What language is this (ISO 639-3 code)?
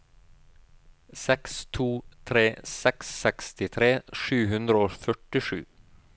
nor